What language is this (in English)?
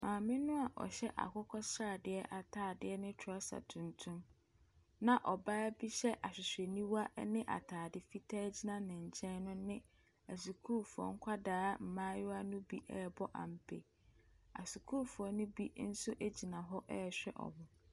Akan